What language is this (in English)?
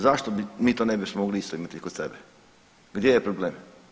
Croatian